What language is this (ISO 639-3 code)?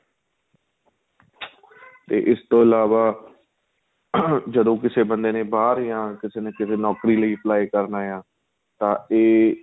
pan